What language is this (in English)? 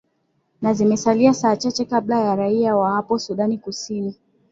Swahili